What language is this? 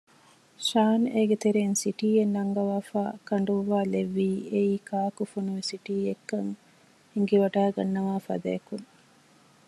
Divehi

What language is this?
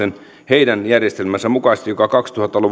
Finnish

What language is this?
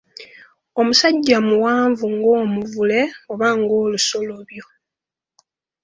Ganda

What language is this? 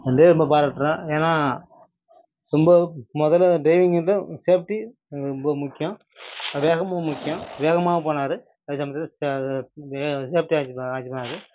Tamil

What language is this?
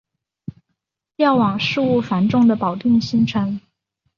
Chinese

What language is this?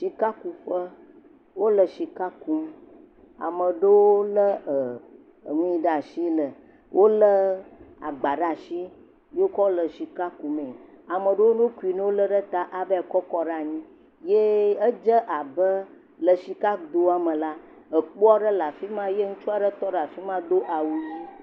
Ewe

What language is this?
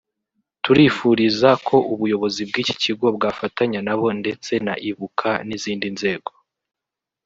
Kinyarwanda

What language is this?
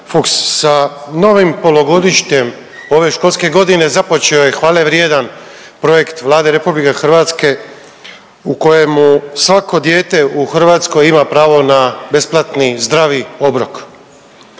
Croatian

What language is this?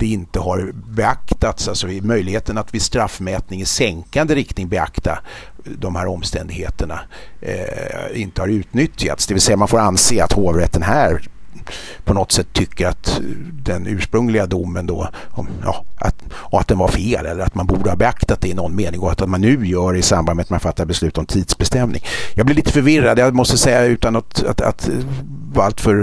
Swedish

